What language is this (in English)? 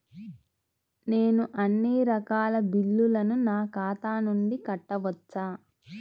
Telugu